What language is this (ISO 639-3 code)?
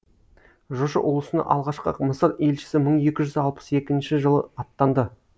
kaz